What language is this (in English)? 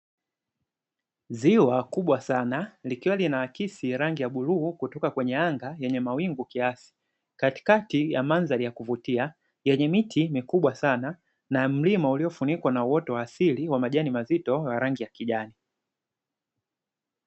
Swahili